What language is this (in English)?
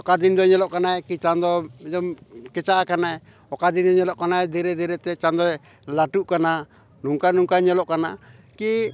Santali